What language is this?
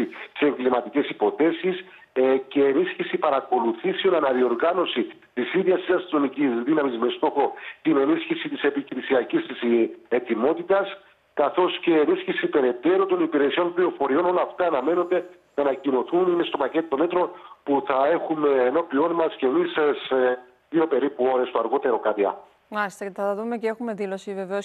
Greek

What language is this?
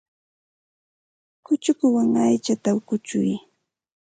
Santa Ana de Tusi Pasco Quechua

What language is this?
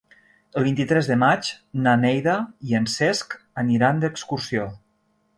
Catalan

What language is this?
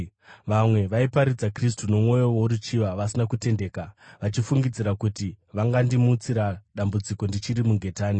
Shona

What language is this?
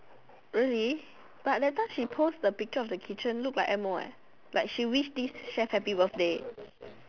English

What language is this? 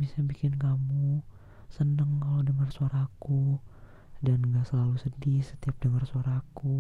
Indonesian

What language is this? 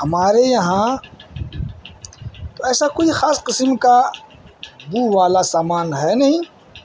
Urdu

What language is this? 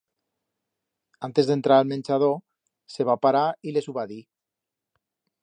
Aragonese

